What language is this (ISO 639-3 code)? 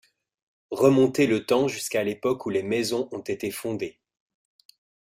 fra